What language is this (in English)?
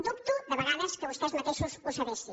Catalan